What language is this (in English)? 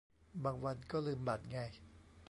Thai